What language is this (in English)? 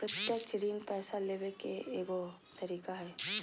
Magahi